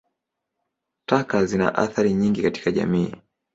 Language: Swahili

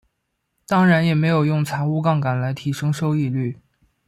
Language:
Chinese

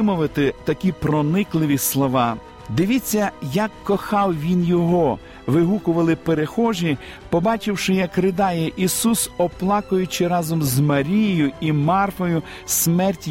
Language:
Ukrainian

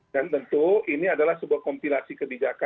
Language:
Indonesian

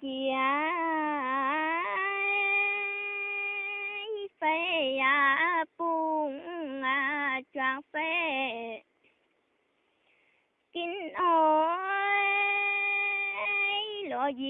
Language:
Indonesian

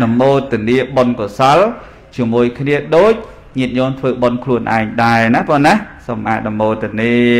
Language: Vietnamese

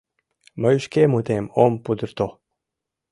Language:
Mari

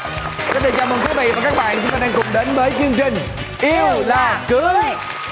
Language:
Vietnamese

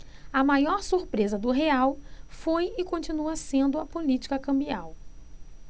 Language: Portuguese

